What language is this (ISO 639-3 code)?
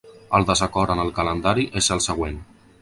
cat